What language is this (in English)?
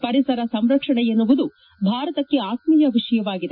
Kannada